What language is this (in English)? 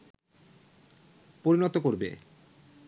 Bangla